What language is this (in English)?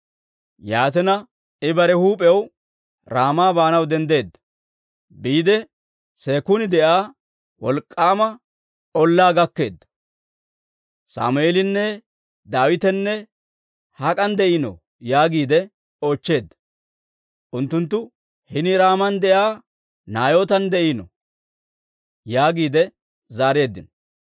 Dawro